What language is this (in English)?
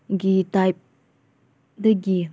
Manipuri